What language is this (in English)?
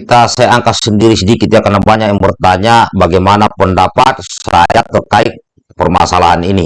Indonesian